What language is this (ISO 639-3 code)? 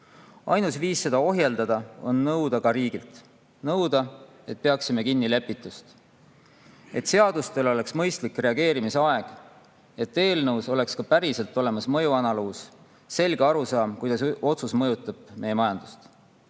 est